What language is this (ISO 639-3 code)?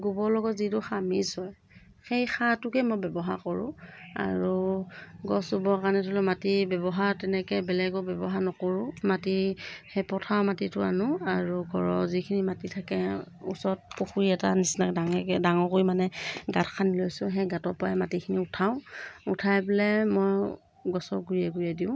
asm